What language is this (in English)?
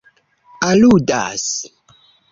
Esperanto